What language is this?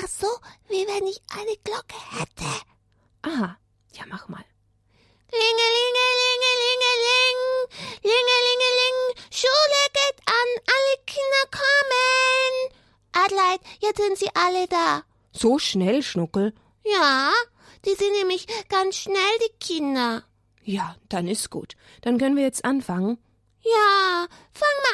German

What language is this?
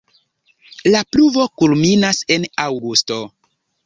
Esperanto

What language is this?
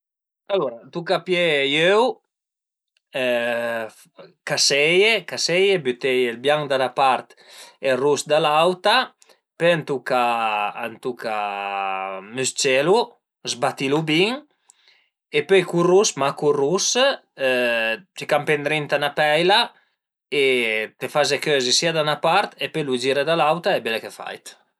Piedmontese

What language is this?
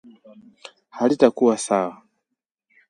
Swahili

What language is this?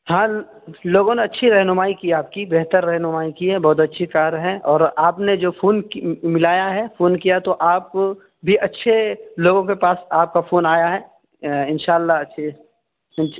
Urdu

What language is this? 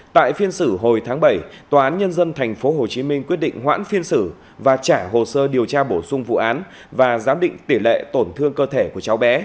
Vietnamese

